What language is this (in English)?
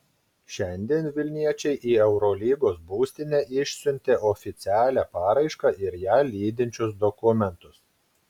Lithuanian